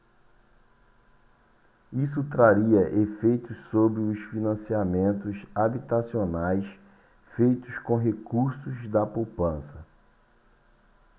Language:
Portuguese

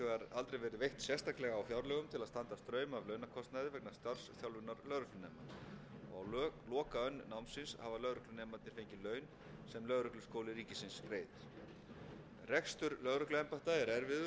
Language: Icelandic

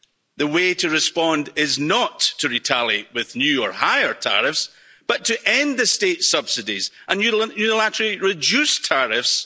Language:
English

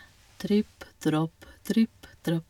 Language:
Norwegian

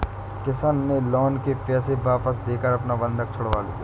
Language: Hindi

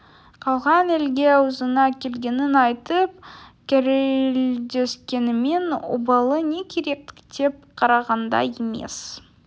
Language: Kazakh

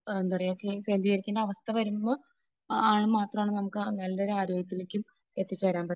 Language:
Malayalam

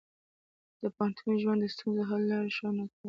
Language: Pashto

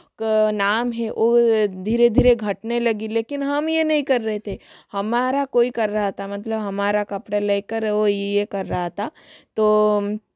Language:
Hindi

